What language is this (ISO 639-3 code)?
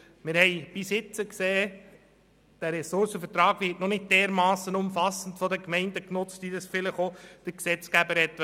gsw